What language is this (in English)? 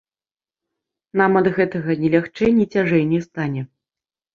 Belarusian